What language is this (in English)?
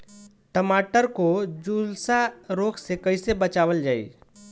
Bhojpuri